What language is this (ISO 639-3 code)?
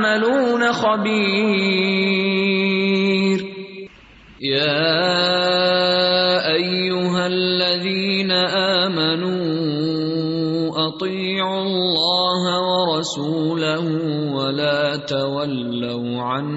urd